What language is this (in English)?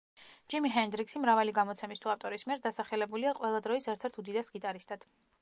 Georgian